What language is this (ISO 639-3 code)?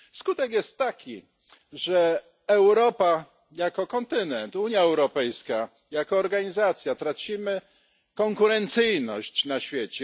pol